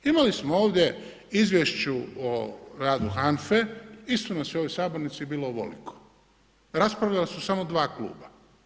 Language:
Croatian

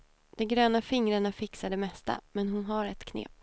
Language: Swedish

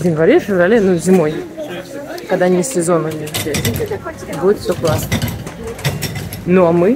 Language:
Russian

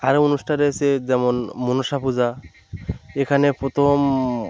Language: Bangla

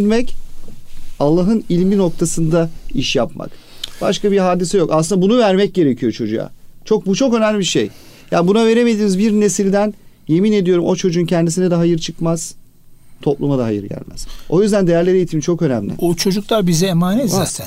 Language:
Turkish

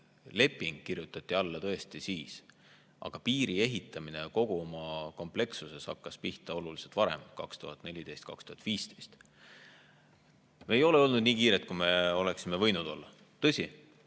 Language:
Estonian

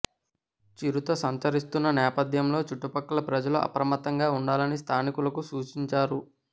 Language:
Telugu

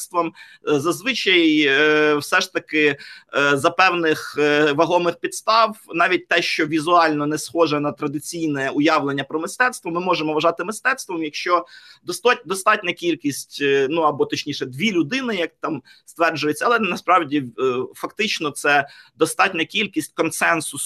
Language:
Ukrainian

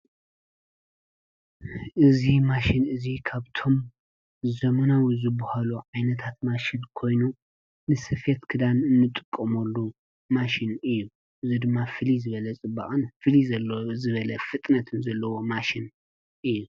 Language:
Tigrinya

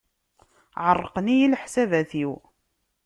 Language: Kabyle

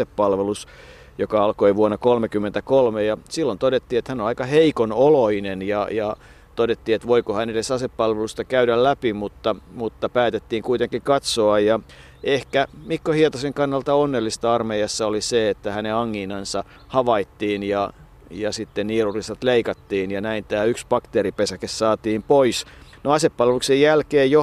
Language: Finnish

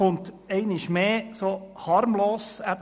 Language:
Swiss German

